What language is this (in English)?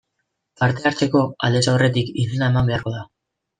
Basque